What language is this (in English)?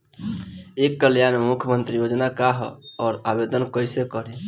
Bhojpuri